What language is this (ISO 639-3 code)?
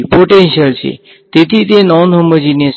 guj